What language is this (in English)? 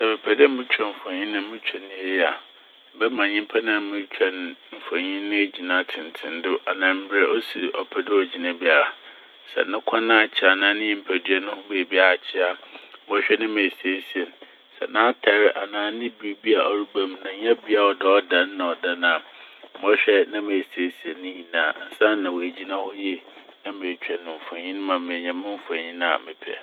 Akan